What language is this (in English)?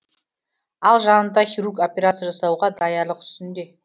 Kazakh